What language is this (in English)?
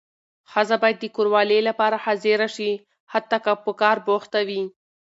Pashto